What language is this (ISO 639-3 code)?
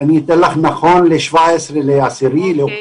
heb